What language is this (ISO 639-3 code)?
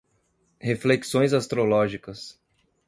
por